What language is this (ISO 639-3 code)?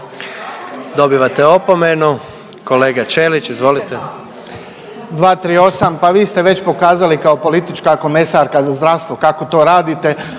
hrv